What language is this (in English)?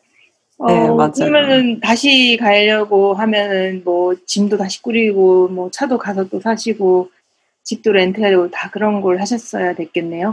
Korean